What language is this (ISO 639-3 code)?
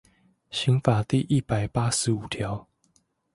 zho